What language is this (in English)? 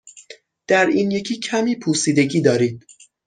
Persian